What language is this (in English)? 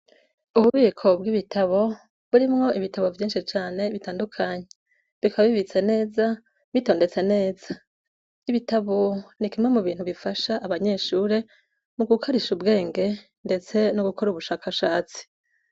Rundi